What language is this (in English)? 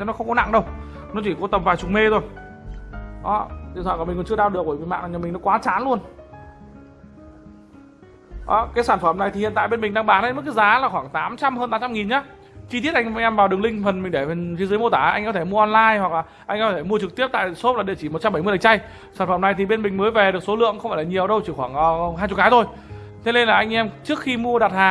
Vietnamese